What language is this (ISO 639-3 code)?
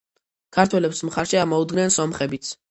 kat